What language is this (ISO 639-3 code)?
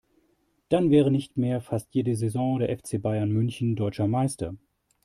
deu